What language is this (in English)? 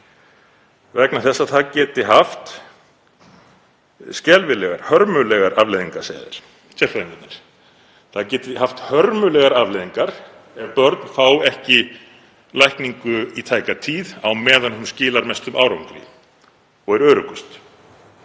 Icelandic